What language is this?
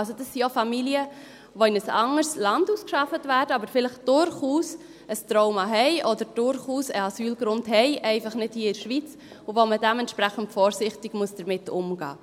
Swiss German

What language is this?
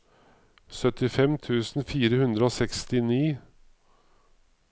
Norwegian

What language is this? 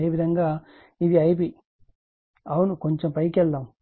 Telugu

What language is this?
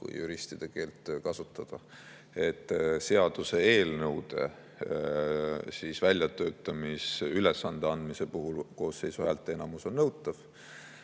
Estonian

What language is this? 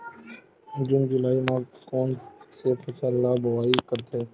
Chhattisgarhi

